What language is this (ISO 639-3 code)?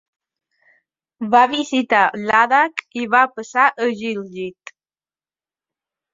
cat